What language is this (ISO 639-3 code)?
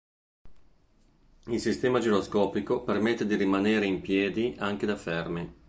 ita